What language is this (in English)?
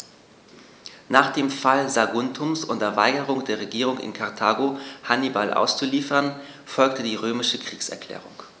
German